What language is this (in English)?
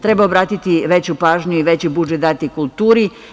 Serbian